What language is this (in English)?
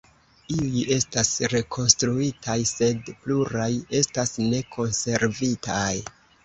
Esperanto